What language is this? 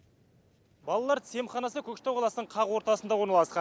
Kazakh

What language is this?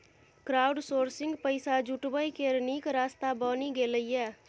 Maithili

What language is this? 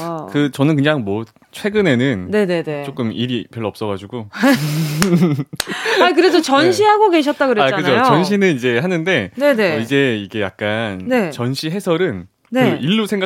Korean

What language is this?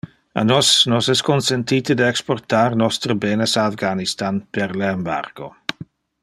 Interlingua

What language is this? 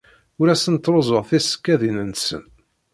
Kabyle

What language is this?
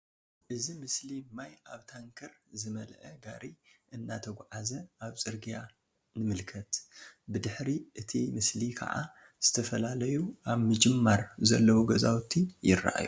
Tigrinya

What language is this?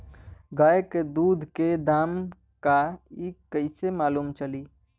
Bhojpuri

